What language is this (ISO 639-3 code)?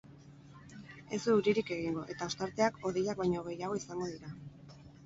eus